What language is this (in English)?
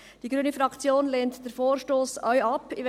Swiss German